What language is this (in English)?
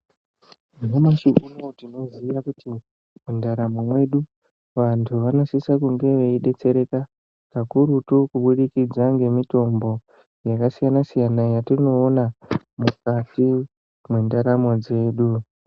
Ndau